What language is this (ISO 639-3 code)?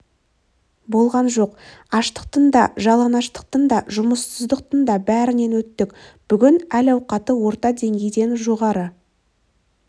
kaz